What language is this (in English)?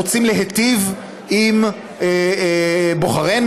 Hebrew